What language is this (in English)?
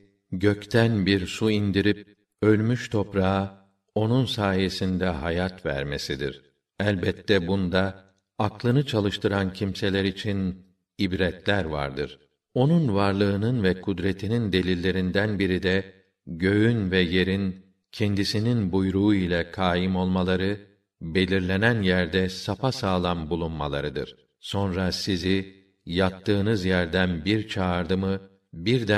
Turkish